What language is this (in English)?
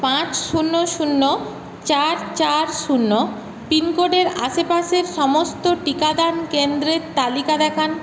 Bangla